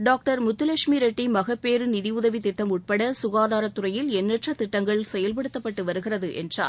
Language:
Tamil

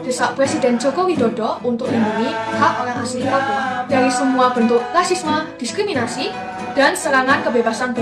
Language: Indonesian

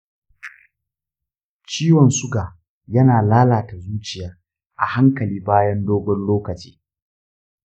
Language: Hausa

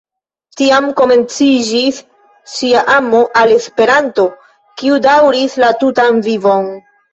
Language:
Esperanto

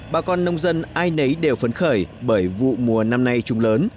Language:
Vietnamese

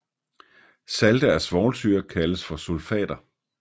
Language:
Danish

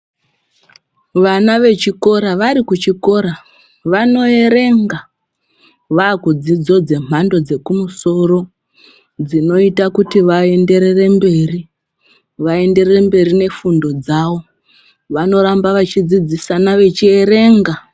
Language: Ndau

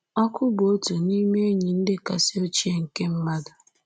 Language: Igbo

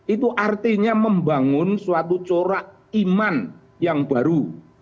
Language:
Indonesian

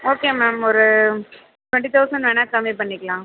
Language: Tamil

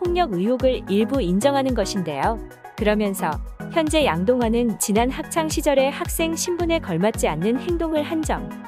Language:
Korean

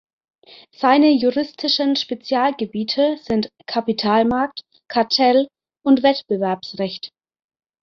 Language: German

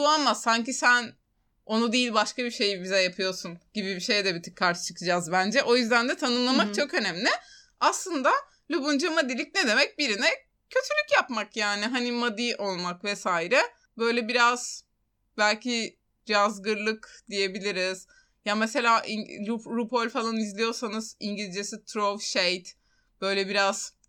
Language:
Turkish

